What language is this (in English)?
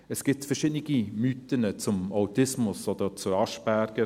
Swiss German